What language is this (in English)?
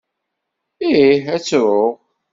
Kabyle